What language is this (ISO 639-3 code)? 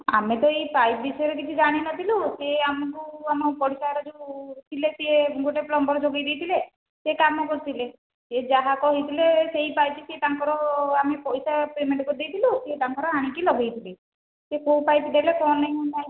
ori